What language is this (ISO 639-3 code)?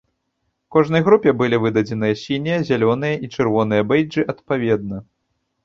bel